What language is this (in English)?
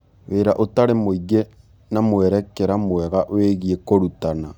Kikuyu